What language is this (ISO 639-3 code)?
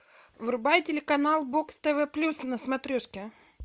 rus